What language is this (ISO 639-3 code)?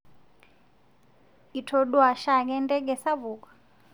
mas